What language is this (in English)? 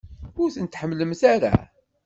Kabyle